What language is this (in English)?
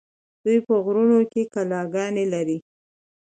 Pashto